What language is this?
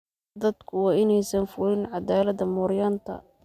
Somali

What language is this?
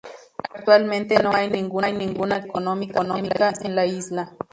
Spanish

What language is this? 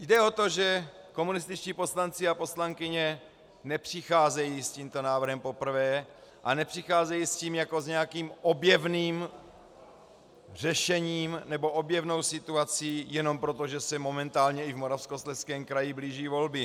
Czech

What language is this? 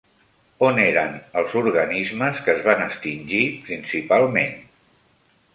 Catalan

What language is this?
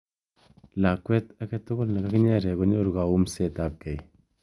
Kalenjin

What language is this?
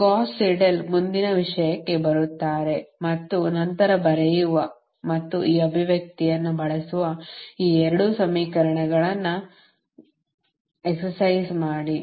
Kannada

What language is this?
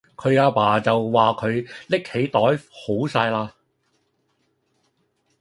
Cantonese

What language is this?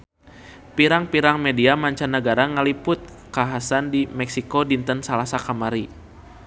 Sundanese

